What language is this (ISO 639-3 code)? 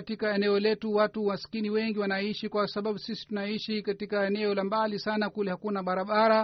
swa